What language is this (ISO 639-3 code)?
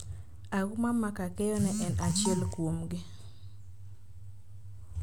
luo